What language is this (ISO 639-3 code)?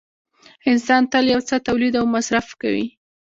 pus